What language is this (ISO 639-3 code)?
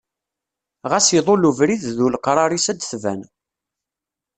kab